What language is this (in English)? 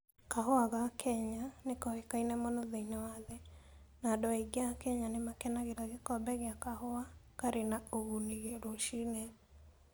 Kikuyu